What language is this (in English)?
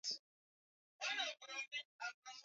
Swahili